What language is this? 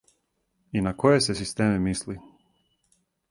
Serbian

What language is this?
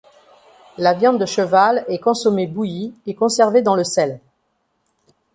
French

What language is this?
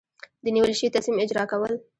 Pashto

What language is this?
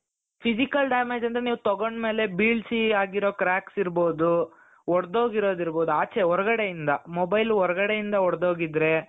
Kannada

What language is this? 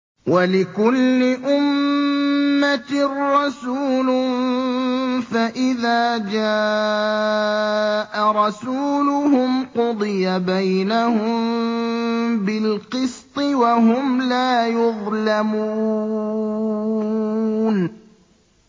Arabic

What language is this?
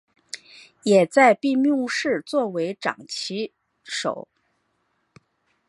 Chinese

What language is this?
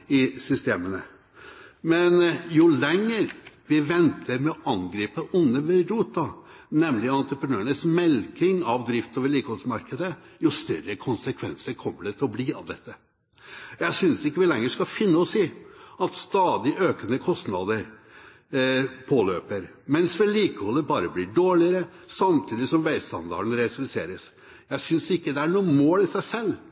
Norwegian Bokmål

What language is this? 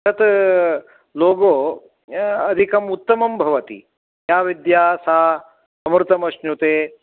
Sanskrit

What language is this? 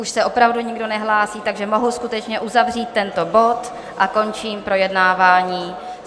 Czech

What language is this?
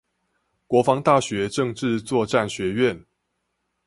Chinese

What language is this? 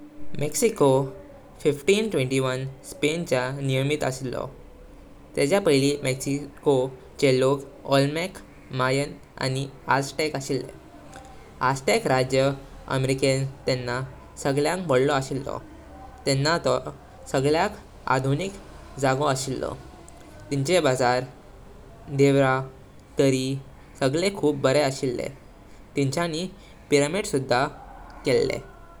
Konkani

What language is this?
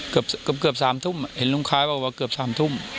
Thai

